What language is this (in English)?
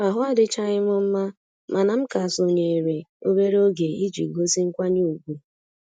Igbo